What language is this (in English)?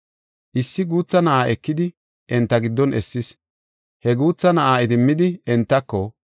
Gofa